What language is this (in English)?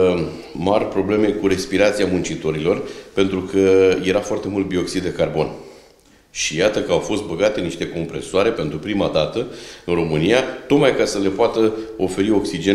Romanian